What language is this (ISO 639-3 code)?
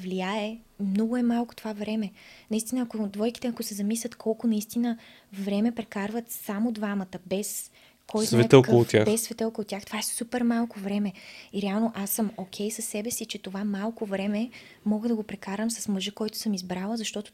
bul